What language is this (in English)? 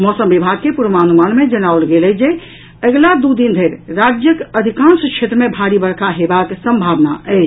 Maithili